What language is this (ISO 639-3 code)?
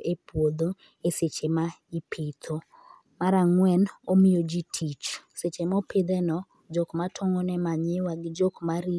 luo